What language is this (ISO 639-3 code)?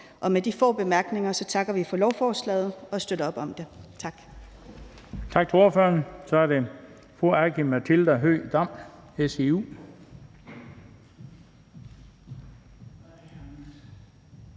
dan